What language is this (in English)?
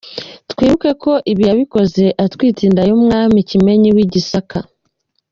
Kinyarwanda